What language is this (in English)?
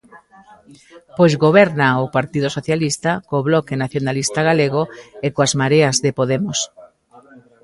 Galician